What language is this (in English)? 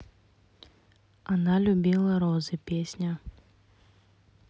Russian